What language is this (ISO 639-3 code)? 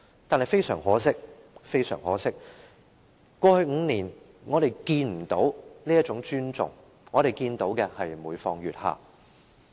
yue